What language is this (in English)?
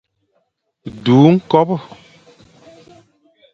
Fang